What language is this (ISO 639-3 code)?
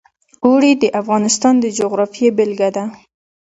pus